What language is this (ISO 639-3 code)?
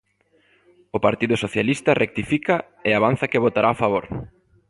glg